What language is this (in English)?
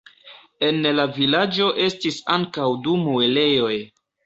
Esperanto